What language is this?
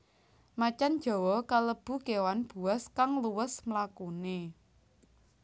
Javanese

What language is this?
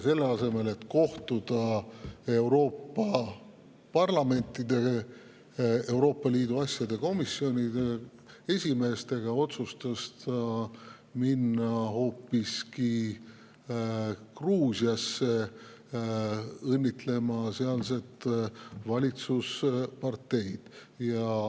Estonian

